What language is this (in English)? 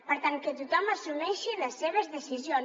Catalan